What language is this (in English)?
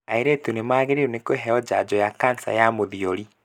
Kikuyu